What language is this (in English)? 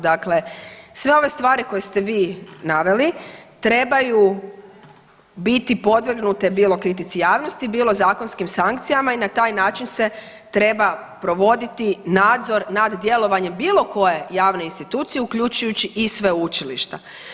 Croatian